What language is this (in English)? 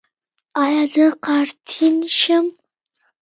Pashto